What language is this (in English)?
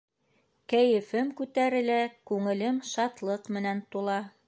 Bashkir